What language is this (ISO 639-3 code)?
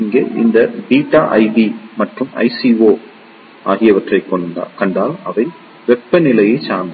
tam